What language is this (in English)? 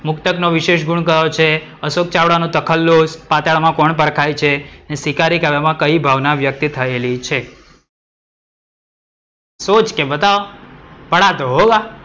Gujarati